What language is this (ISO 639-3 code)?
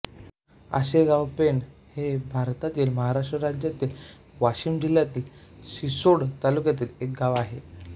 mar